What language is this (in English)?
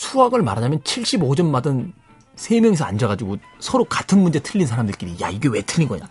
Korean